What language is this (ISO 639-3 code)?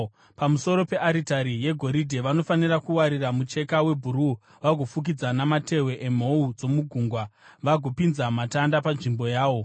sna